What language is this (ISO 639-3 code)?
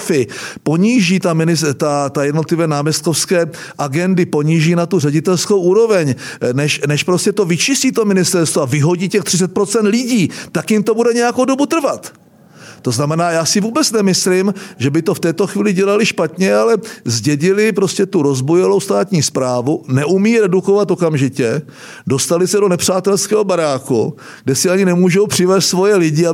ces